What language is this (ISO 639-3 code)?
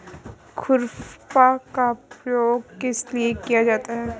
hin